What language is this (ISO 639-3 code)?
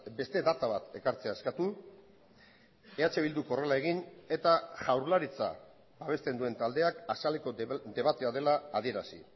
eus